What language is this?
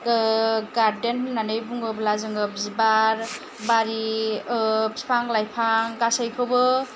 Bodo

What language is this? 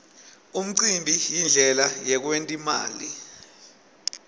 Swati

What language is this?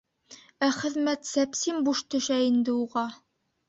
Bashkir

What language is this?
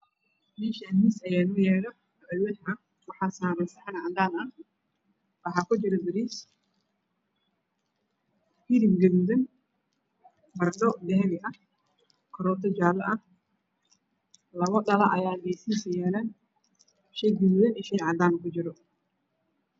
Somali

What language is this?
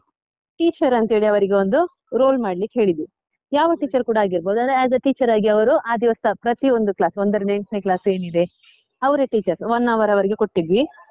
Kannada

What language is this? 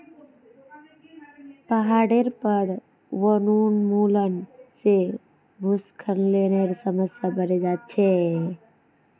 Magahi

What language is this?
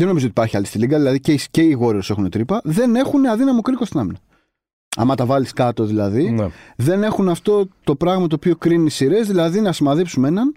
Greek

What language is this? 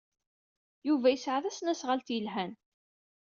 Kabyle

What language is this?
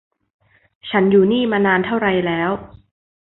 Thai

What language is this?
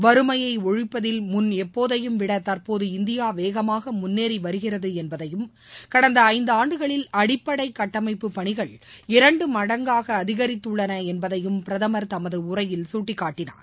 Tamil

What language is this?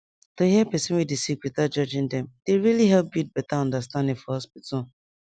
Nigerian Pidgin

